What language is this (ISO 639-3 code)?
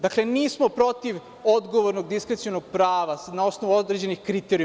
srp